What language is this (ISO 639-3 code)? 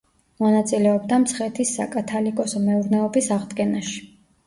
kat